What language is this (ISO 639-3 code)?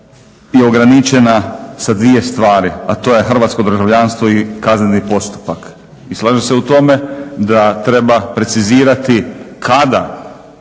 hrv